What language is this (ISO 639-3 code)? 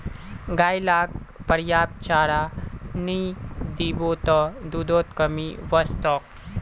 mag